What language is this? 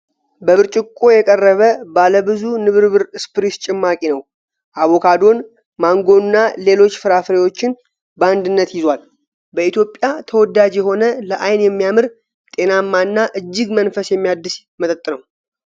Amharic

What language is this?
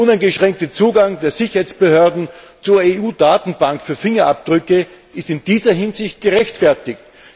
German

